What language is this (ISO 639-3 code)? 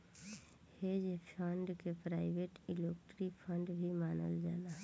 bho